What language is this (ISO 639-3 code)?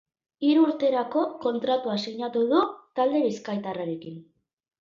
eus